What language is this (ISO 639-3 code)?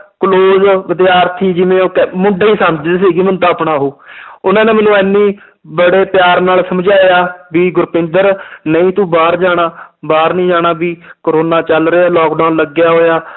pan